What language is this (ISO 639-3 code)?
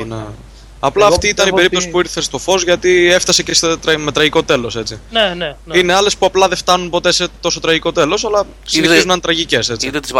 ell